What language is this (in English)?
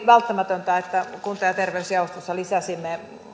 Finnish